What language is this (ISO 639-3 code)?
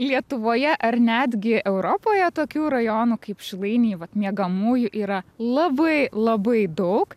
lit